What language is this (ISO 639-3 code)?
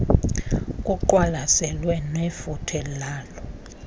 xho